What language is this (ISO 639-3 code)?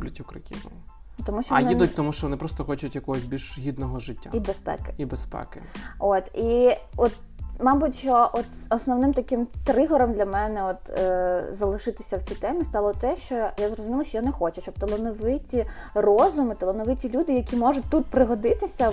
ukr